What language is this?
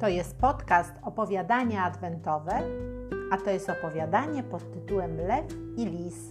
Polish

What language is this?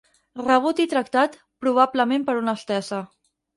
Catalan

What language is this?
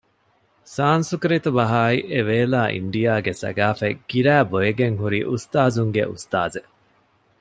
Divehi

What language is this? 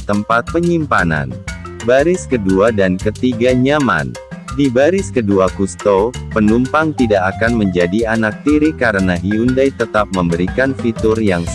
Indonesian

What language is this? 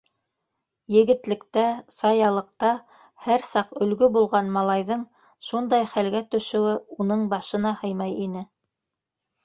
Bashkir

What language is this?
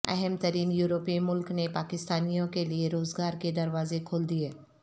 Urdu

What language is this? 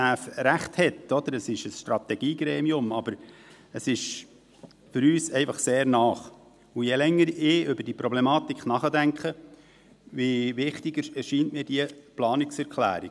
Swiss German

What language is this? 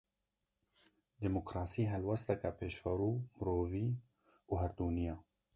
Kurdish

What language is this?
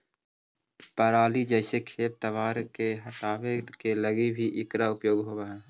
Magahi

